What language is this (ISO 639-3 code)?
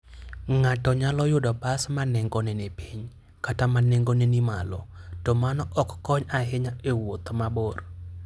luo